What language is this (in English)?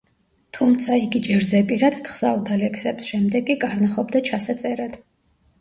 Georgian